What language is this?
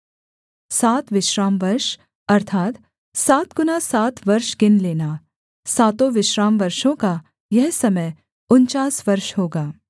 Hindi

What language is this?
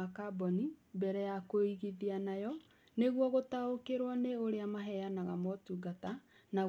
Kikuyu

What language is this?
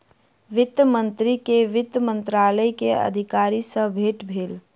Maithili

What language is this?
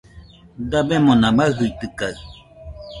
Nüpode Huitoto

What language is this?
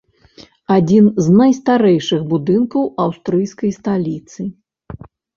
Belarusian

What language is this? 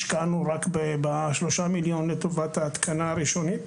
Hebrew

